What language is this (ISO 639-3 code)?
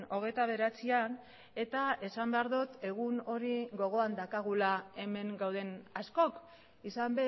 eus